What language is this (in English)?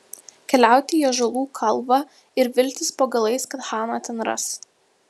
Lithuanian